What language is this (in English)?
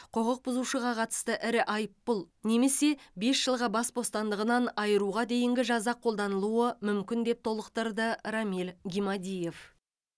Kazakh